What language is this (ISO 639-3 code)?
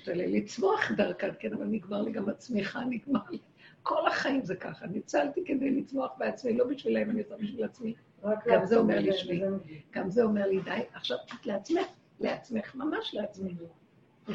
heb